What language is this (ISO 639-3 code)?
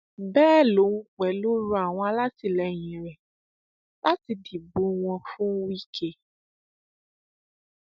yor